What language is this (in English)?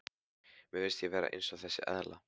Icelandic